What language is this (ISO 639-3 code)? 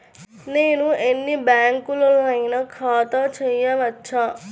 tel